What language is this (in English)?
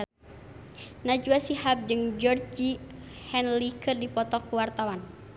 Sundanese